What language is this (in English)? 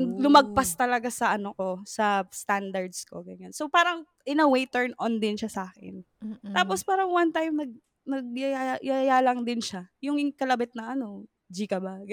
Filipino